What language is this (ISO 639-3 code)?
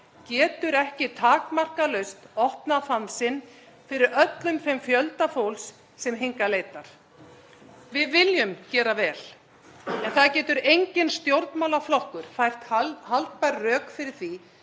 isl